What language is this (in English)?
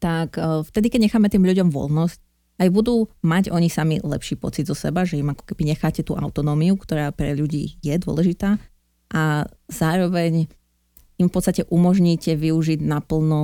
Slovak